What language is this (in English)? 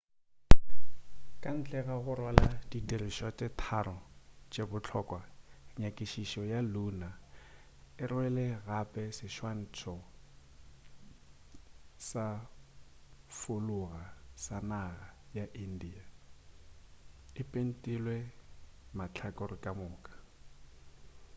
Northern Sotho